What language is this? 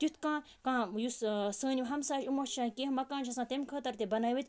Kashmiri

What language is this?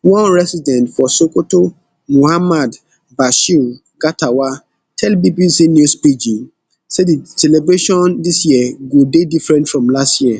Nigerian Pidgin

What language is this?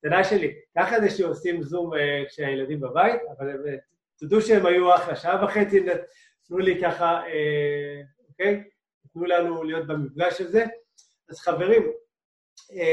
Hebrew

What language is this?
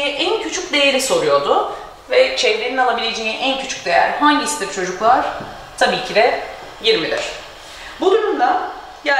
Turkish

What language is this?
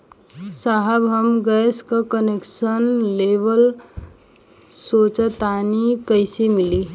Bhojpuri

